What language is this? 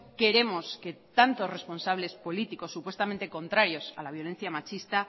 Spanish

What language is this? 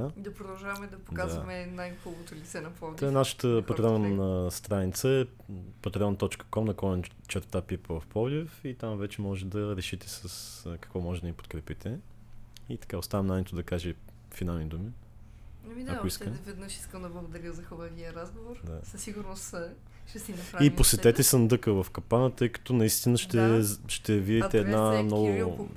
Bulgarian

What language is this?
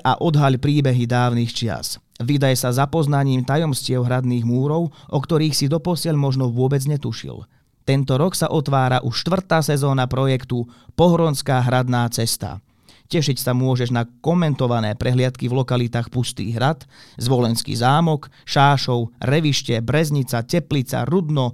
Slovak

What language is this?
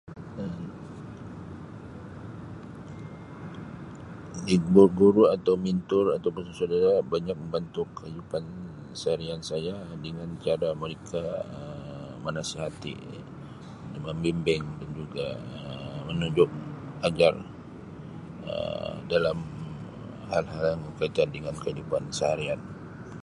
Sabah Malay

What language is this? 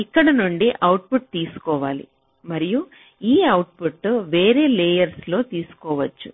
Telugu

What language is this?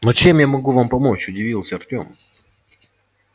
Russian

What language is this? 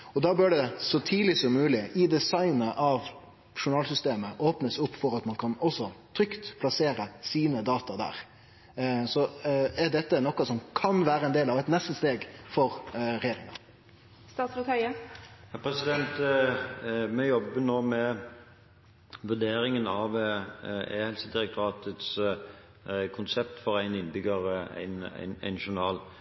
Norwegian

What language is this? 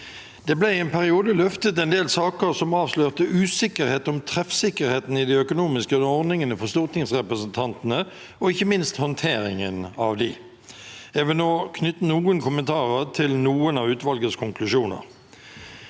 Norwegian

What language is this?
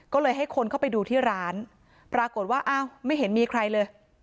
Thai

